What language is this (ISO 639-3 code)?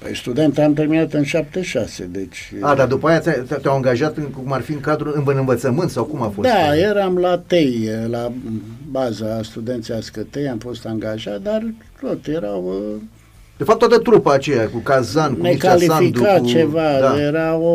ron